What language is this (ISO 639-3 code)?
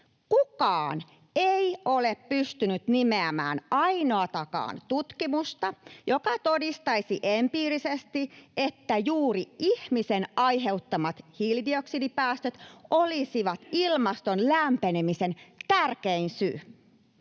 fin